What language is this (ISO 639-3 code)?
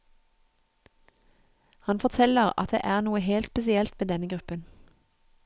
nor